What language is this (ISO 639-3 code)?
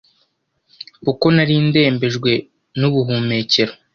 kin